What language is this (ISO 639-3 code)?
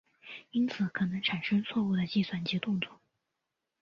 zho